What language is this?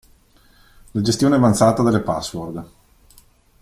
Italian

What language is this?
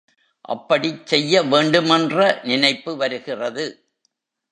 Tamil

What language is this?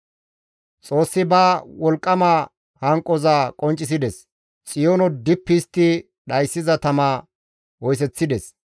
Gamo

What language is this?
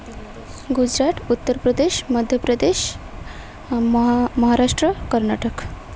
Odia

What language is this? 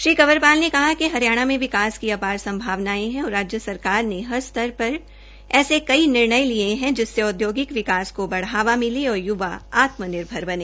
Hindi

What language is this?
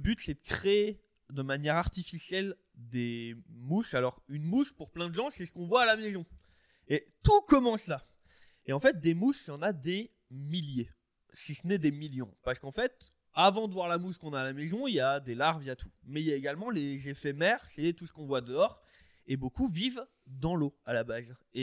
French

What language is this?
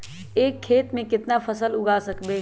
Magahi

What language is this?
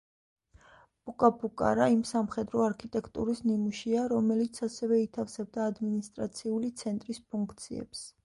Georgian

